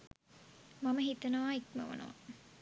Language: Sinhala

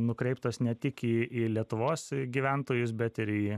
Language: Lithuanian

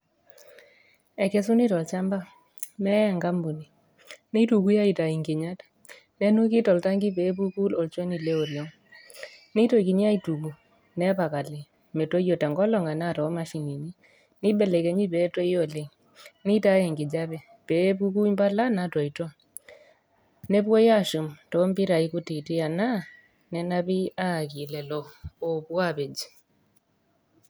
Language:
Masai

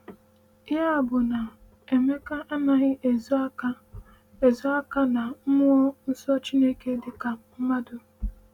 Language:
Igbo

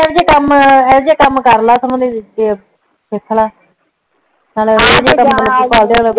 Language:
Punjabi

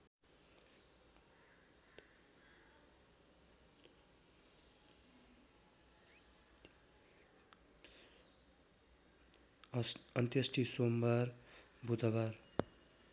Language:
Nepali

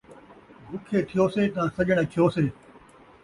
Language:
Saraiki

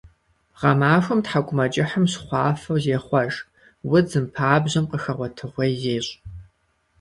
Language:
Kabardian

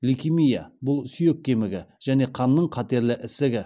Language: Kazakh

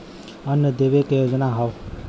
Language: Bhojpuri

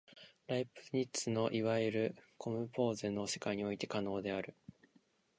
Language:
Japanese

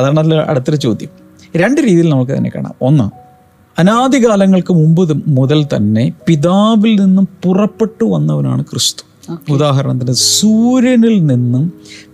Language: Malayalam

